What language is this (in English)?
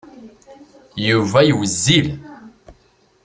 Kabyle